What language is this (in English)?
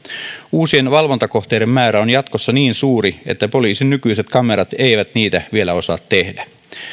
Finnish